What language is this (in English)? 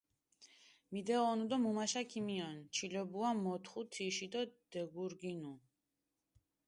Mingrelian